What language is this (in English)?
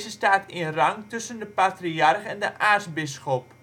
Dutch